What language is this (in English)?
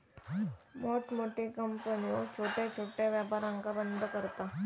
Marathi